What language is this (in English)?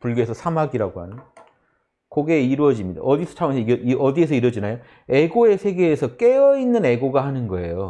Korean